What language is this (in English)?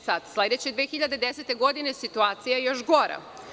Serbian